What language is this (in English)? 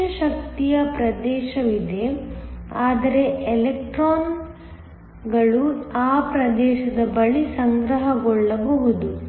Kannada